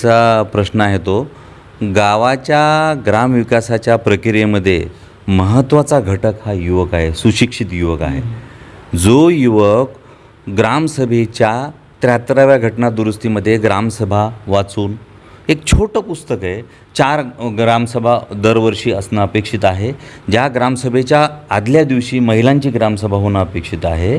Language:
Marathi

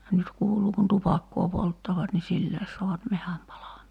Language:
Finnish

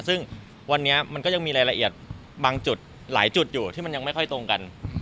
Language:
Thai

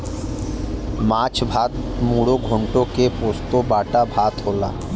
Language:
Bhojpuri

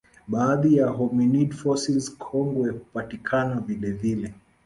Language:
Swahili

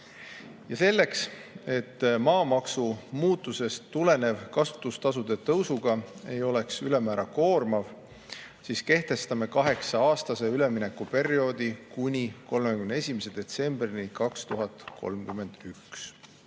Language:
Estonian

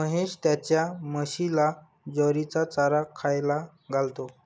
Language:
Marathi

